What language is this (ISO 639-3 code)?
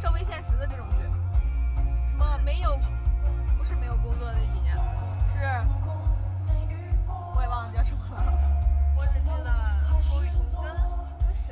zho